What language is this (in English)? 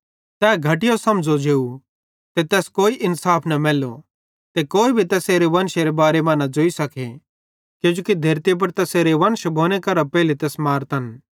Bhadrawahi